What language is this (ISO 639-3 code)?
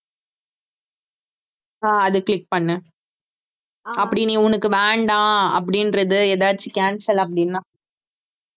tam